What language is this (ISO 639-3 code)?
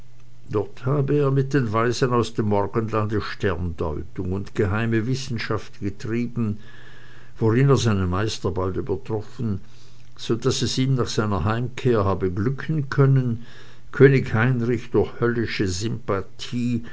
deu